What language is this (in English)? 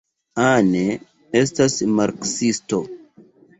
Esperanto